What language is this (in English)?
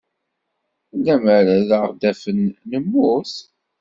Kabyle